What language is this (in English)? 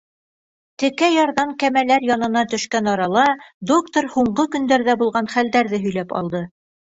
Bashkir